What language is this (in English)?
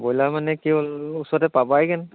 Assamese